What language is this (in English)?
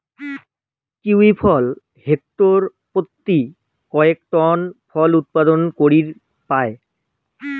Bangla